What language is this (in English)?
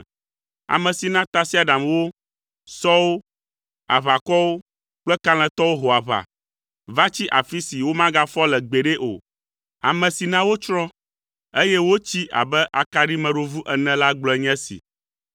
Ewe